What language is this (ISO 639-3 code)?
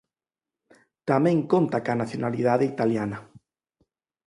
glg